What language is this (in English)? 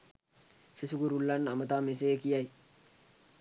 Sinhala